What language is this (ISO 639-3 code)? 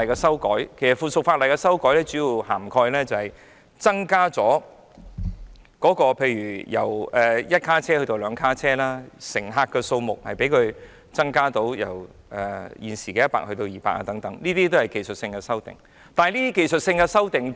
yue